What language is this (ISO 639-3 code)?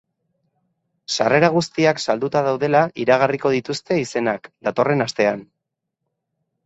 eus